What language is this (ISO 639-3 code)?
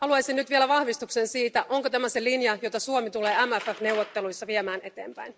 fin